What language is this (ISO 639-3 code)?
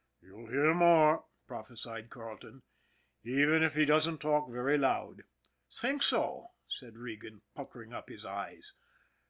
eng